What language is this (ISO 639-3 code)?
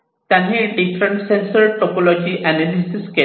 mar